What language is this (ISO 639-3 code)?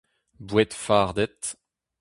bre